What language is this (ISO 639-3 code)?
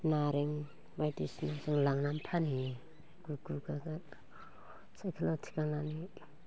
brx